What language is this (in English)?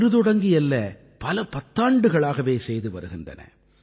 Tamil